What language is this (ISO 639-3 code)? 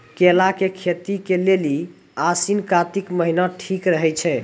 mai